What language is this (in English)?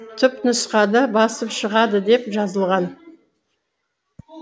Kazakh